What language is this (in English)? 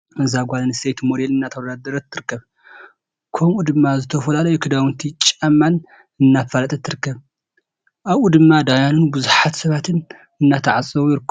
Tigrinya